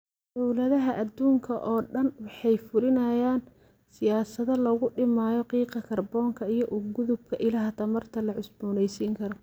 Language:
Somali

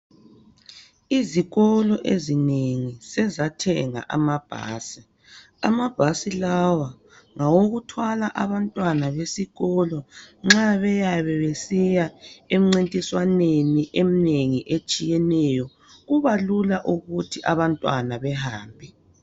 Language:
North Ndebele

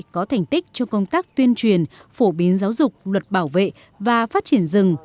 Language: Vietnamese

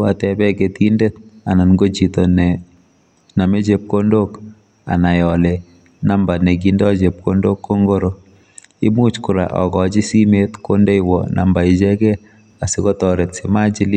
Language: Kalenjin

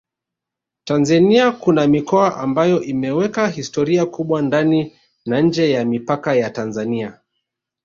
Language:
Swahili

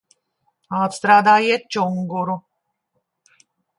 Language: Latvian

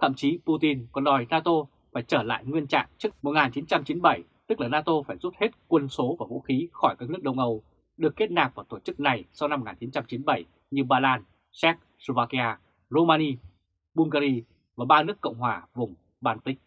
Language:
Vietnamese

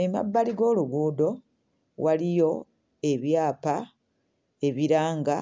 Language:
Ganda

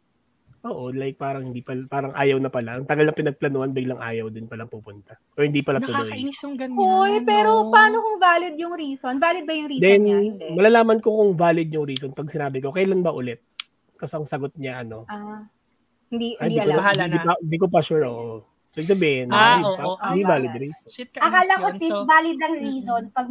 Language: Filipino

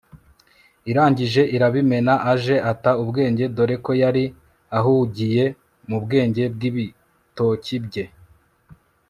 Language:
Kinyarwanda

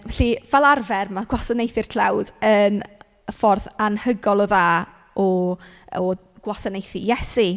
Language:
Welsh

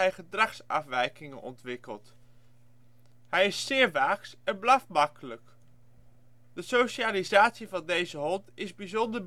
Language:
Dutch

